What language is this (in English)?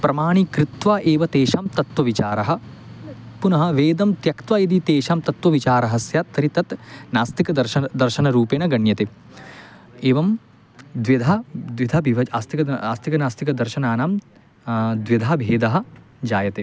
Sanskrit